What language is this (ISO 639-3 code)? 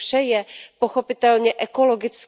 ces